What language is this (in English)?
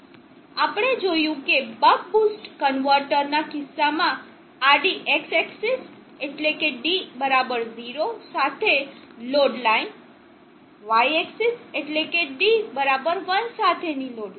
Gujarati